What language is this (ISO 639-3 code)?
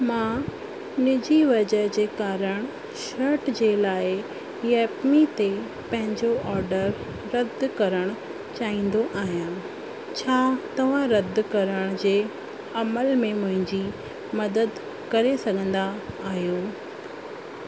snd